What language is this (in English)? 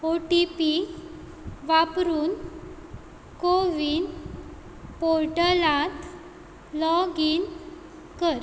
Konkani